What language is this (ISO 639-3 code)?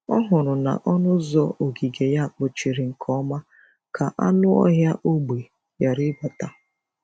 ibo